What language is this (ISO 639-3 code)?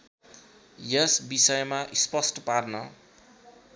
nep